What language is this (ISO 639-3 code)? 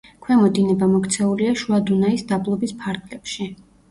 kat